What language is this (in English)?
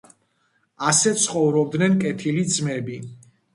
Georgian